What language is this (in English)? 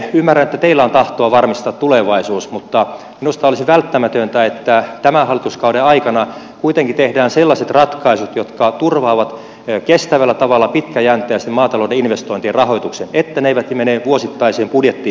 Finnish